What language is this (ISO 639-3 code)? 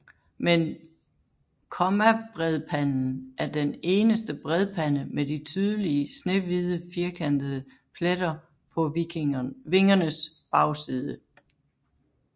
dan